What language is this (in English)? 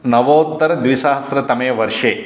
Sanskrit